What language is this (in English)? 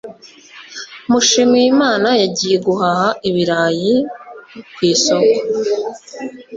Kinyarwanda